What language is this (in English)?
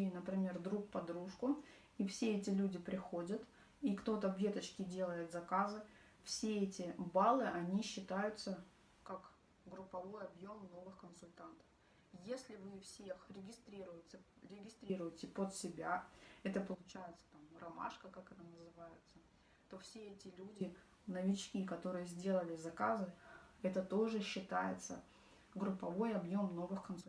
Russian